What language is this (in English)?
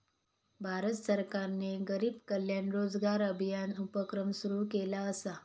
Marathi